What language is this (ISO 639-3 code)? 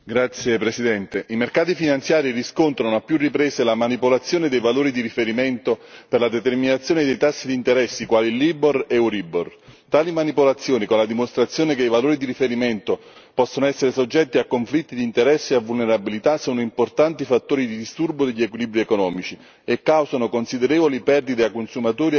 ita